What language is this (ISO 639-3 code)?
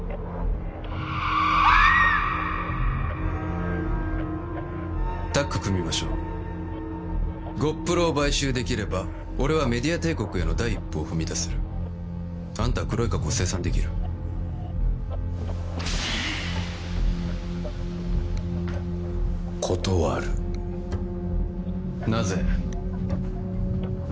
jpn